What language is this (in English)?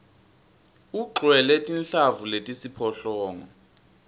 Swati